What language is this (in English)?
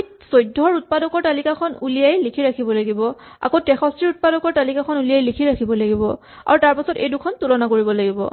Assamese